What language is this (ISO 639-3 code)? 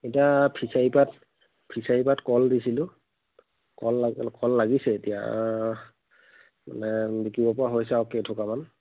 asm